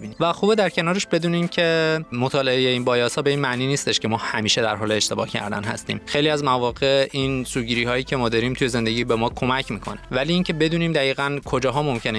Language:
Persian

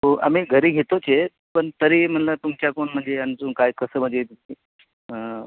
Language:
Marathi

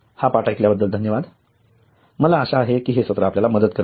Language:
Marathi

